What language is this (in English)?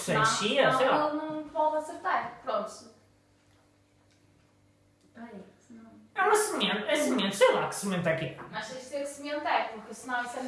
Portuguese